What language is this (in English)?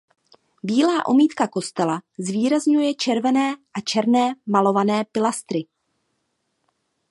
Czech